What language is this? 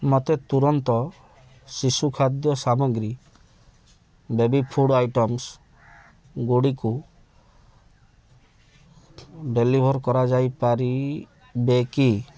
Odia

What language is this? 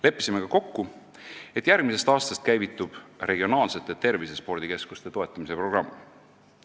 Estonian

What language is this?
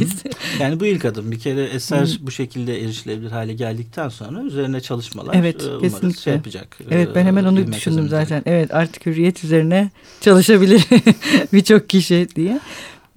Turkish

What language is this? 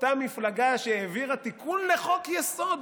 Hebrew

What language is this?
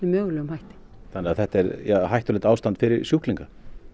Icelandic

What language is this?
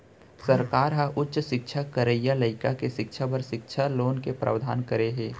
Chhattisgarhi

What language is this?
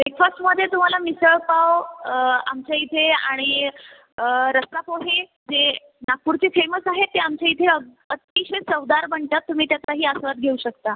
Marathi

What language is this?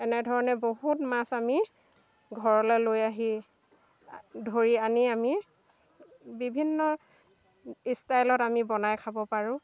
Assamese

